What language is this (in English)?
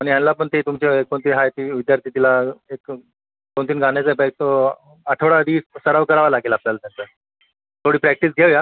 Marathi